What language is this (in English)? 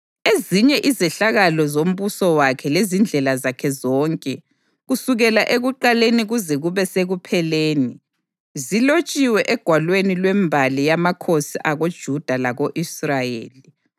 North Ndebele